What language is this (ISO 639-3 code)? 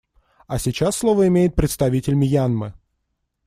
rus